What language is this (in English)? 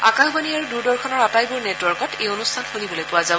Assamese